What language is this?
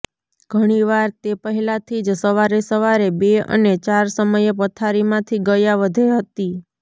Gujarati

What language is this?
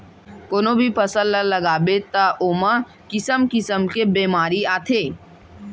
Chhattisgarhi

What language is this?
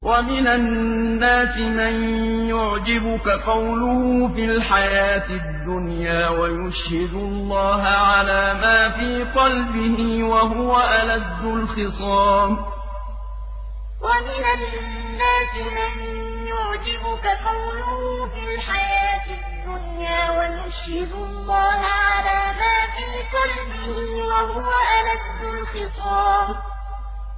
Arabic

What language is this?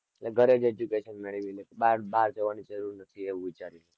Gujarati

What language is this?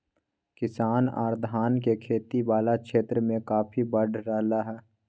Magahi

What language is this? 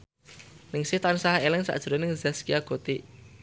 Javanese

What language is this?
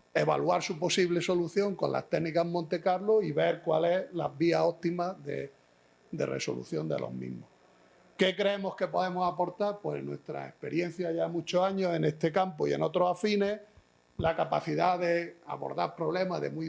Spanish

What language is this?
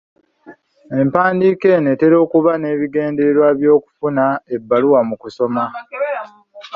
Ganda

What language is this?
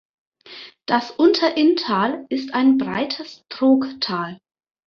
German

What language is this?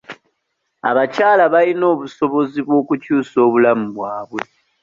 Ganda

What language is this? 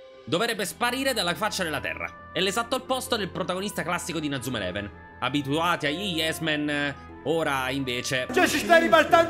Italian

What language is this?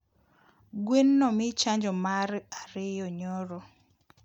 Luo (Kenya and Tanzania)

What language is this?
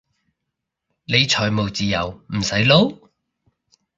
Cantonese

